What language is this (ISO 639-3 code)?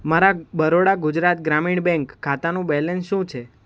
guj